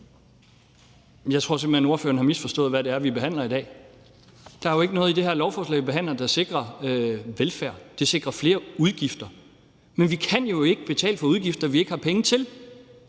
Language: Danish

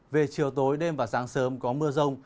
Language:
Vietnamese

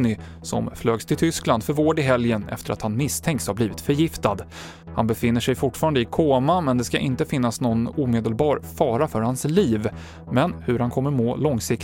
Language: Swedish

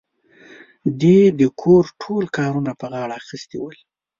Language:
Pashto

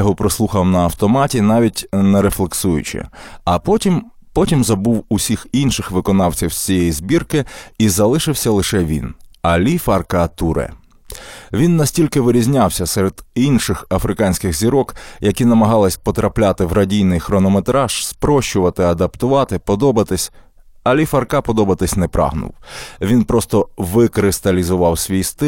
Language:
Ukrainian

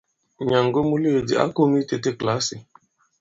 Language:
Bankon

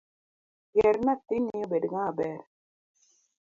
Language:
Luo (Kenya and Tanzania)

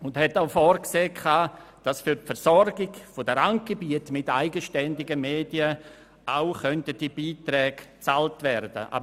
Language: Swiss German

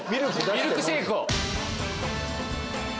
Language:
Japanese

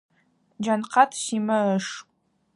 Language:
Adyghe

